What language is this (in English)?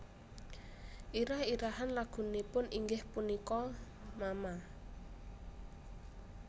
Javanese